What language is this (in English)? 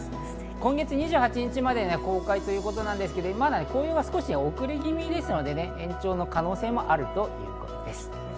Japanese